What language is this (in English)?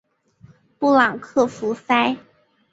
Chinese